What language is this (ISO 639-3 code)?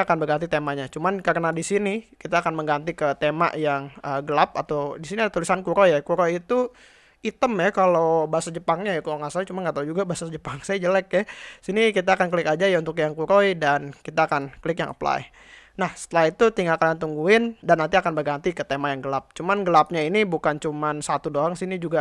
ind